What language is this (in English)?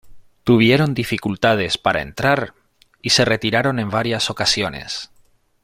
Spanish